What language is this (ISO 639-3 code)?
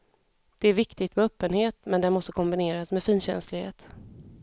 swe